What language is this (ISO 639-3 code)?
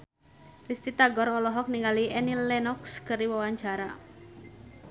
sun